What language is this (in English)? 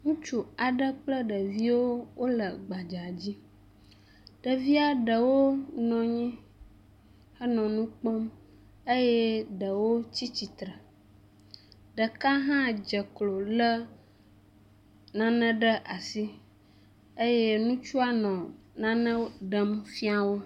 Ewe